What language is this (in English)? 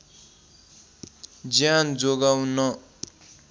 Nepali